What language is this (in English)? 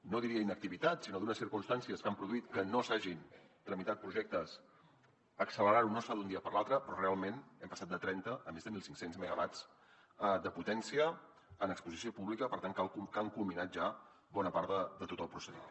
Catalan